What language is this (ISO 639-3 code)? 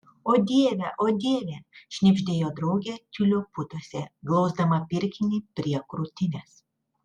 lit